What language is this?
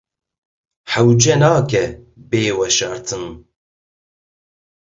Kurdish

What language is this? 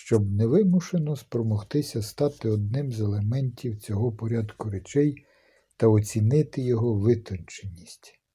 Ukrainian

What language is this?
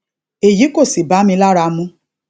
Yoruba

